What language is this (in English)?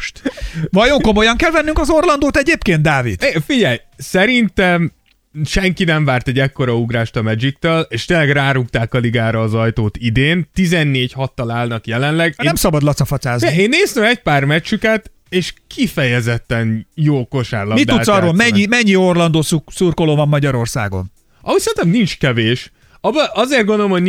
Hungarian